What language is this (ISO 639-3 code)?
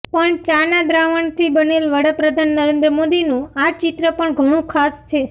guj